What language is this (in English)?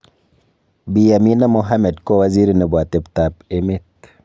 Kalenjin